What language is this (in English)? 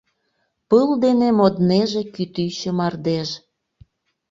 Mari